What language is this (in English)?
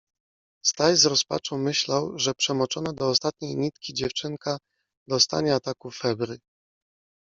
Polish